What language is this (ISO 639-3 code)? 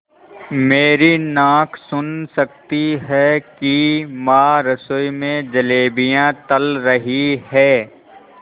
hin